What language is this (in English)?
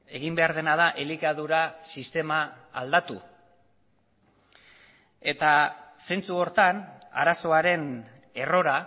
Basque